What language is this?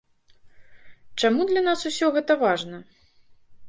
Belarusian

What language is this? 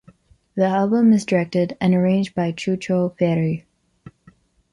English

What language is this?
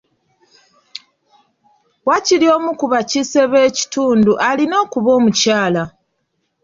Ganda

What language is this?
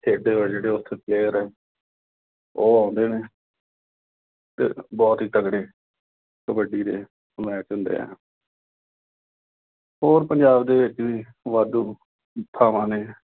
Punjabi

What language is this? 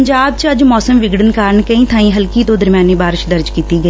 Punjabi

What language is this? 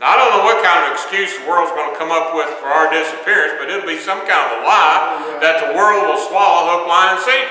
English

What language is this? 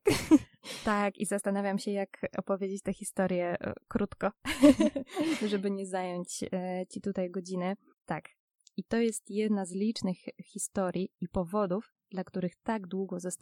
Polish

